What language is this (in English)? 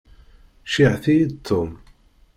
Kabyle